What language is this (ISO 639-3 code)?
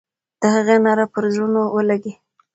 pus